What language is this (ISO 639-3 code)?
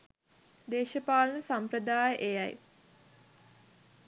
sin